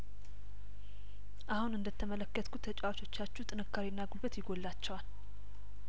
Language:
Amharic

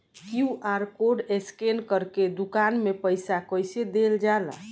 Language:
Bhojpuri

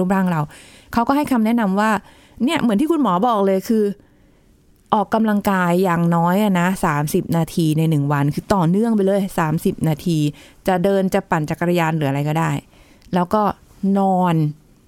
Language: Thai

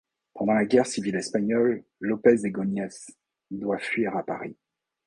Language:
French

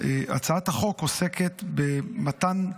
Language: Hebrew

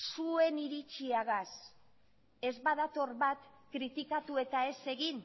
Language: Basque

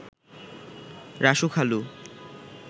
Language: Bangla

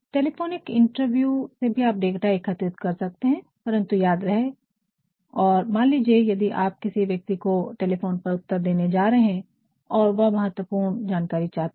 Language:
Hindi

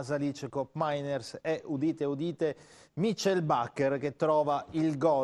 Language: Italian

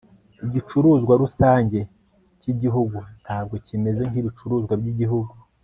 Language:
Kinyarwanda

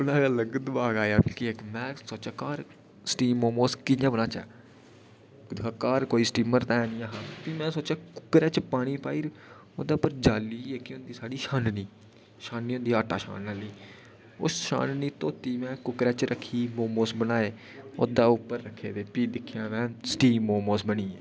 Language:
Dogri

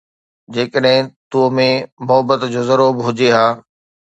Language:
Sindhi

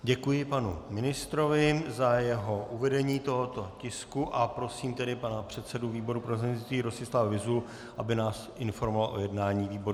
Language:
Czech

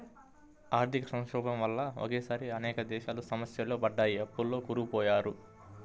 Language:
Telugu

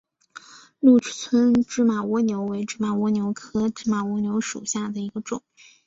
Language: Chinese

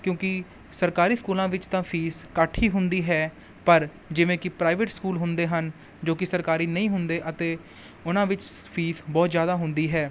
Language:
Punjabi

